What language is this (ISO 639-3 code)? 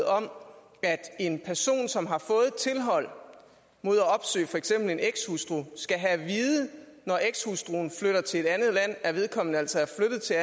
dan